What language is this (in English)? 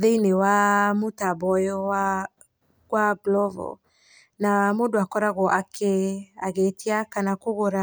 Kikuyu